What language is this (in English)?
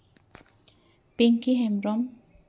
Santali